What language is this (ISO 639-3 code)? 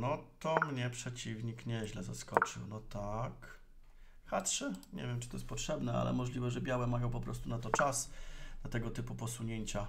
pol